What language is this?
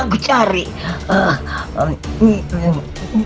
Indonesian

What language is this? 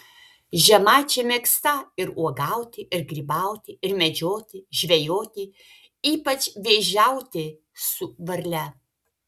Lithuanian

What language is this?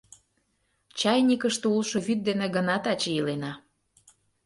Mari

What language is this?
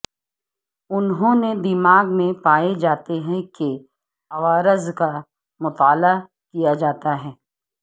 Urdu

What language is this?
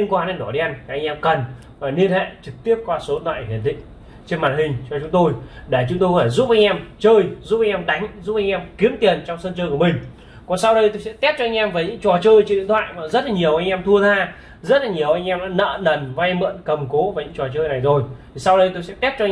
Vietnamese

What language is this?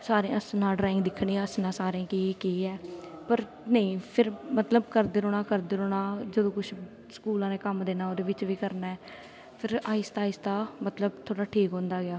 Dogri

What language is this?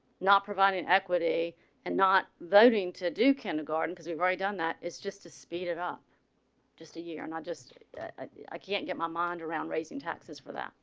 English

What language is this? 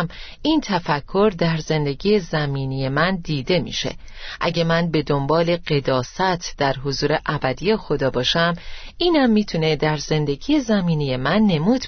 Persian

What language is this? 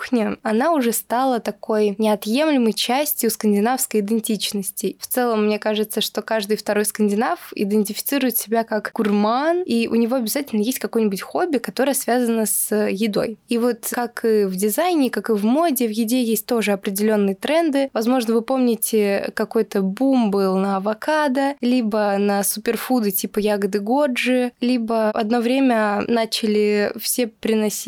Russian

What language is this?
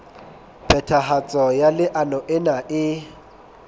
Southern Sotho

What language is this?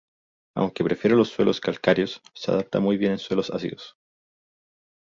Spanish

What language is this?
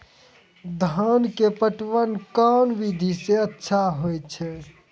Maithili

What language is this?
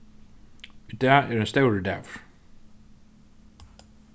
Faroese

